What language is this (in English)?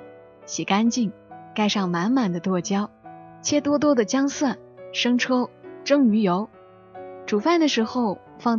Chinese